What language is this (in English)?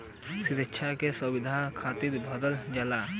Bhojpuri